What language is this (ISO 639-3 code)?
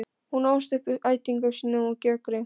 isl